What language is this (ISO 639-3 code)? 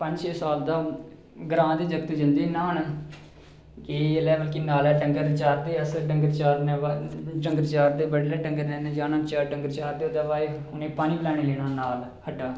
doi